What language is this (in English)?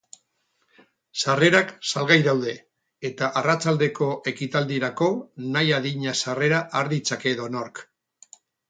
Basque